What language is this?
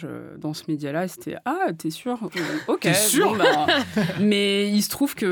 French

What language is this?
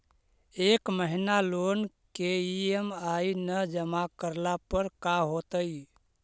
Magahi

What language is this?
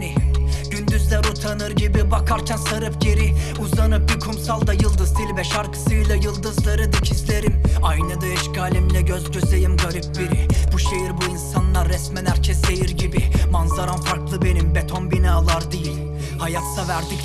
Turkish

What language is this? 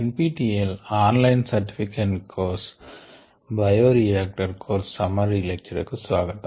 Telugu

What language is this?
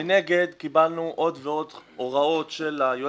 Hebrew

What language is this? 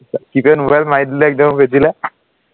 Assamese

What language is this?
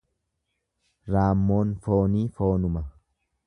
Oromo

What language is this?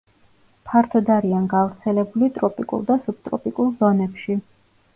Georgian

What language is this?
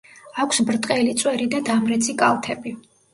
Georgian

